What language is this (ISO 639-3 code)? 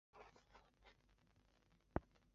zho